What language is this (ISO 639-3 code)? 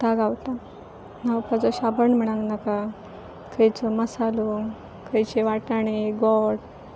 kok